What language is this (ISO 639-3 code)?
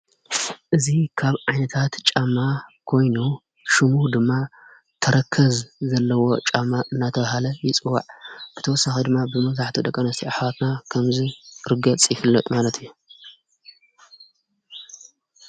tir